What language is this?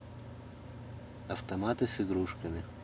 Russian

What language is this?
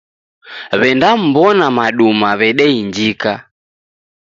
Taita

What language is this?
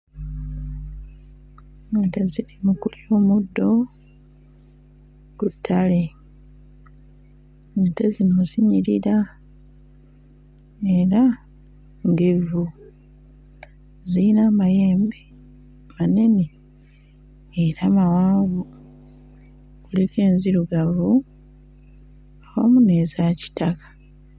Ganda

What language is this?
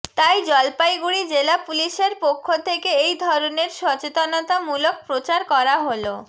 Bangla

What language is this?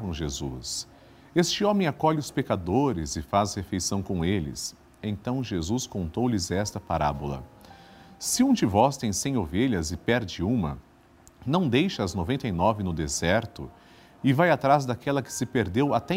Portuguese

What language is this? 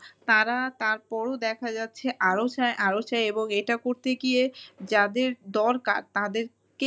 Bangla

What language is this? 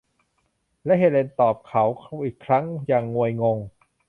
Thai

